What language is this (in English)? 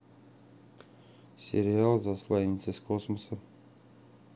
Russian